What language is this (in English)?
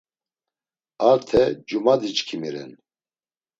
Laz